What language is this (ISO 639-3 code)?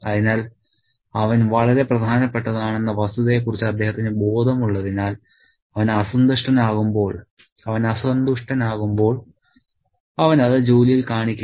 mal